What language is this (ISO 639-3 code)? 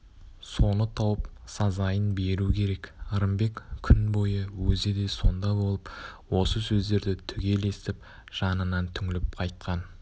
kaz